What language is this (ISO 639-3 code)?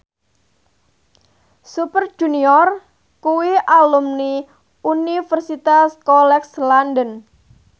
jav